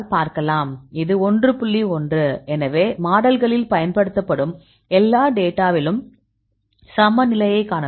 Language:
Tamil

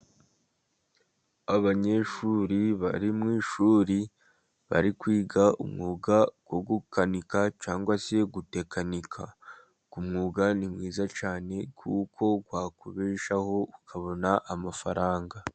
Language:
Kinyarwanda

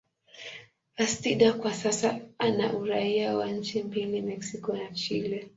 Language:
Swahili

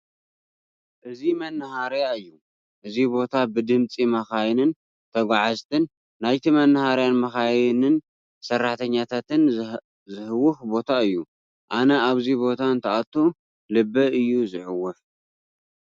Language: Tigrinya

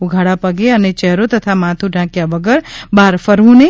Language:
Gujarati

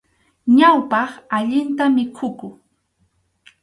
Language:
Arequipa-La Unión Quechua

